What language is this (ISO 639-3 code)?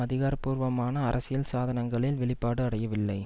tam